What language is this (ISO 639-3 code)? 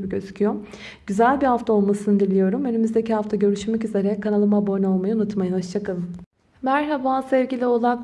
tur